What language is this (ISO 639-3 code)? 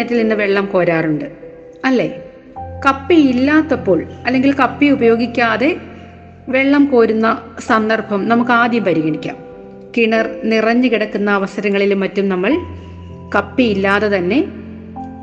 mal